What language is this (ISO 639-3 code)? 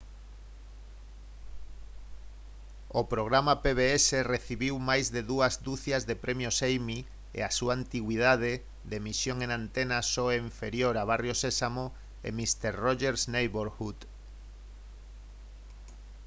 glg